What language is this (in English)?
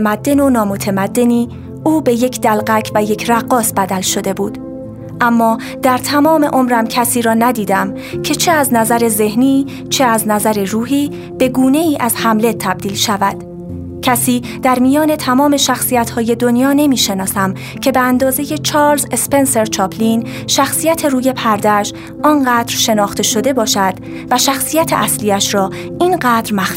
Persian